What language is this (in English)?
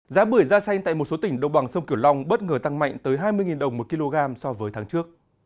Vietnamese